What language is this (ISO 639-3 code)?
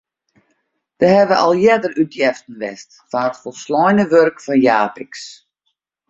fry